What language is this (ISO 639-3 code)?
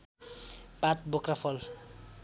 nep